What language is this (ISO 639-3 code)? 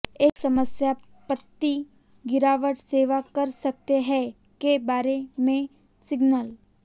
hin